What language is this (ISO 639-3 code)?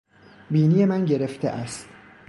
fas